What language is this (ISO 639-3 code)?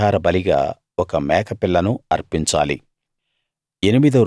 tel